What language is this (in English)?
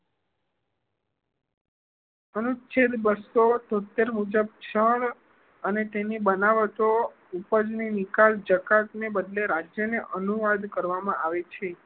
Gujarati